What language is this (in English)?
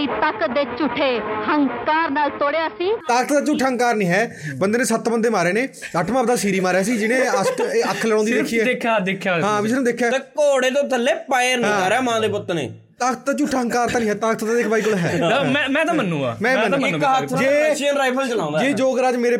Punjabi